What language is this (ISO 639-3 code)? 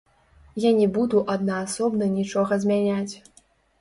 bel